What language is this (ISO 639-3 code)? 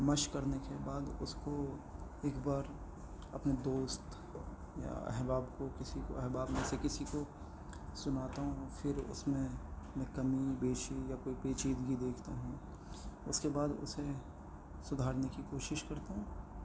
urd